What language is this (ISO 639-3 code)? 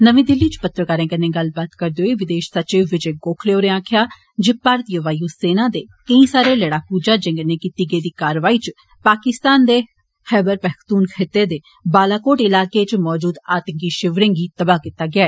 doi